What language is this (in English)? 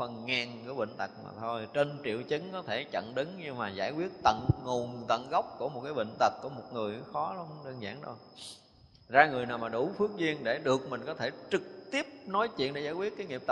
Vietnamese